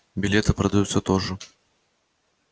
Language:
Russian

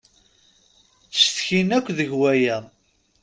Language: Kabyle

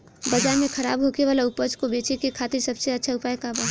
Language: Bhojpuri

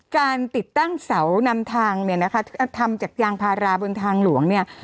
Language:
Thai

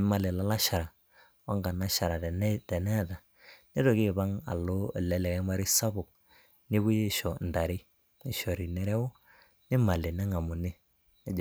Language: Masai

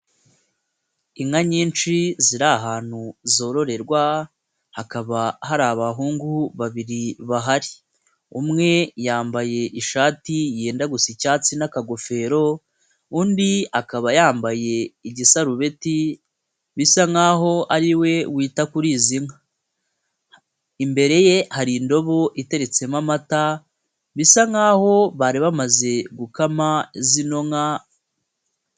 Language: Kinyarwanda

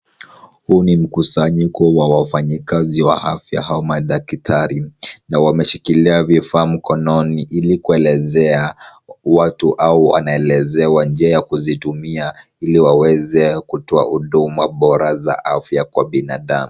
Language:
Swahili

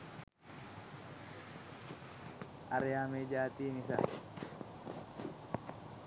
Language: Sinhala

